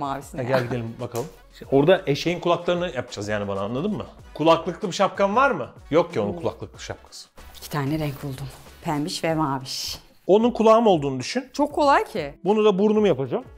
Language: Turkish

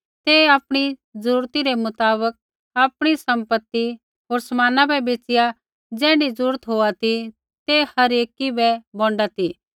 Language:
Kullu Pahari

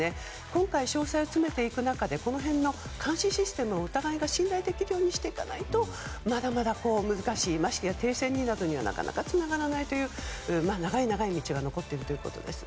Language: Japanese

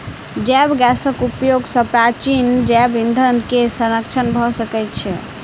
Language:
Maithili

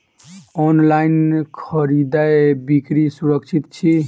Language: Maithili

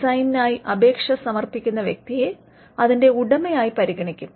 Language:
Malayalam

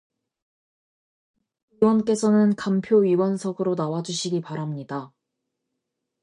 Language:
Korean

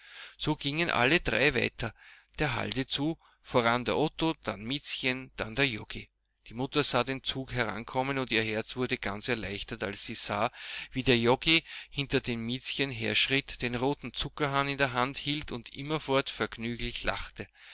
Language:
German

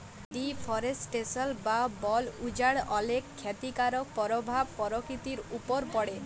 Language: Bangla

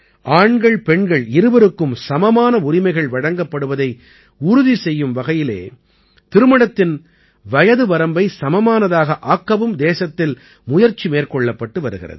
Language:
Tamil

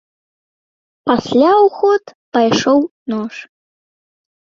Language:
Belarusian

